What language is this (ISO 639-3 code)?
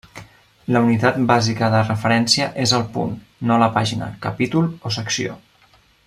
cat